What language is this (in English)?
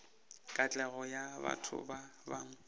Northern Sotho